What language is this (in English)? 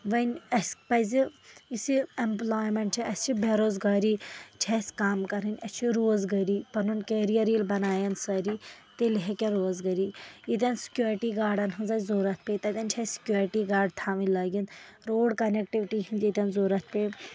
Kashmiri